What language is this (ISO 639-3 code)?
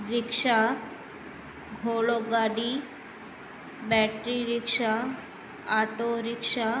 snd